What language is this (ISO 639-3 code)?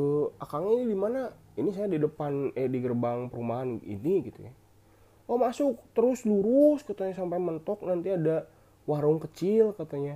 ind